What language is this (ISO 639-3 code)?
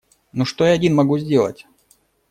rus